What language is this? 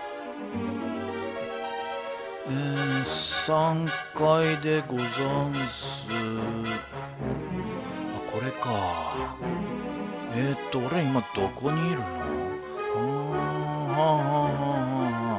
Japanese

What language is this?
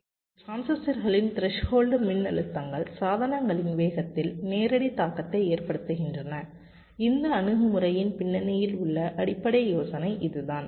Tamil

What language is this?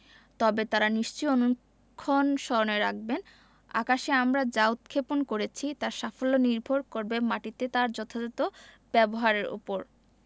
Bangla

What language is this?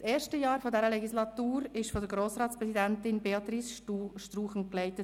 Swiss German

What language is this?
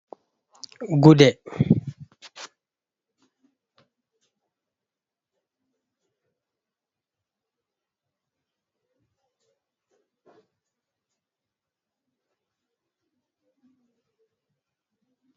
Fula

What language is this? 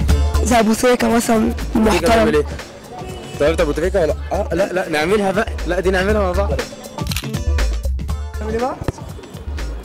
Arabic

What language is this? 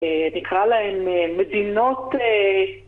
Hebrew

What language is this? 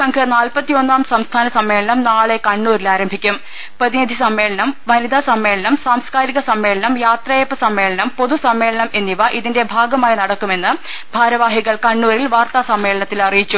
Malayalam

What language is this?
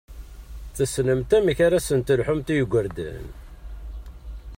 Kabyle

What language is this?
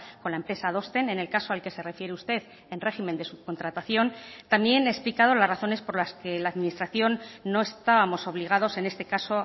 Spanish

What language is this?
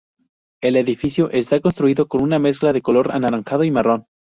Spanish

